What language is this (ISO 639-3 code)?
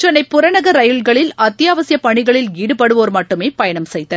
tam